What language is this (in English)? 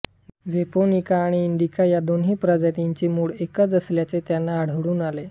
Marathi